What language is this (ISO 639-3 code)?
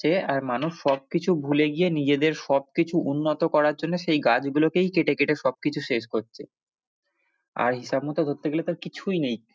ben